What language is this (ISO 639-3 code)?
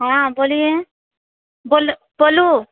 mai